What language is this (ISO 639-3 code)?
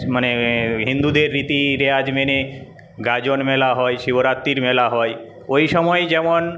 ben